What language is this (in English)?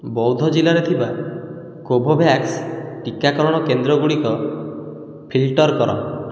Odia